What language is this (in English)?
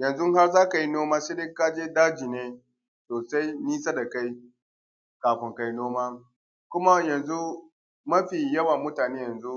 Hausa